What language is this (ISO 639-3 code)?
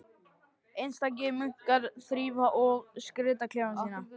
isl